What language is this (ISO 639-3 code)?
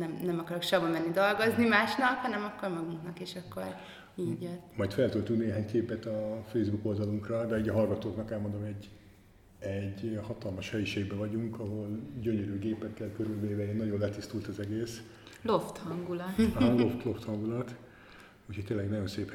hun